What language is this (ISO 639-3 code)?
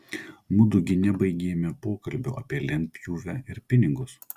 lit